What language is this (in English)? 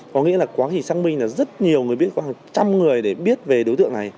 Vietnamese